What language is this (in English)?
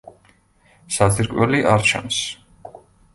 Georgian